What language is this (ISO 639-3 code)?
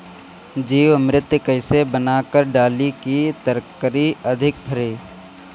bho